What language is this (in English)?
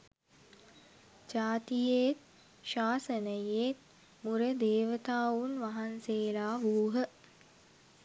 Sinhala